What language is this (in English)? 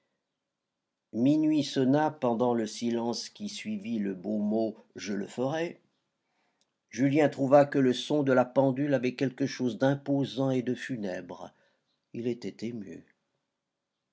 French